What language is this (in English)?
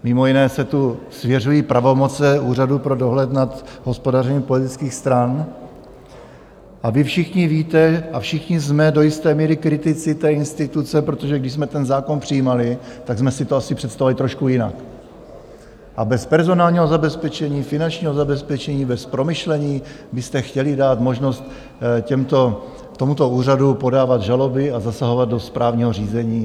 Czech